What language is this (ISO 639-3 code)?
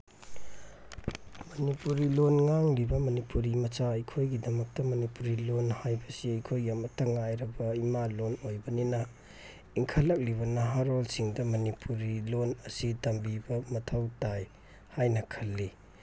mni